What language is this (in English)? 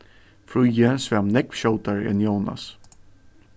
Faroese